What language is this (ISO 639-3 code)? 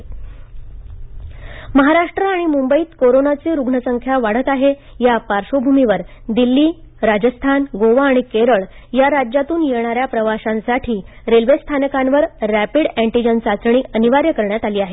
mar